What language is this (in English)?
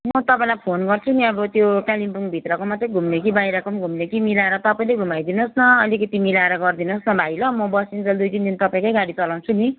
Nepali